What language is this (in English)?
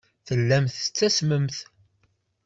Kabyle